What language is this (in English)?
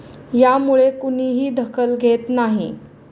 Marathi